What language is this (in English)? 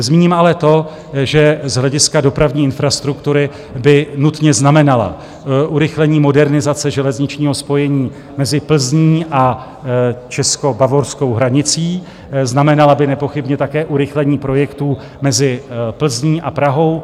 Czech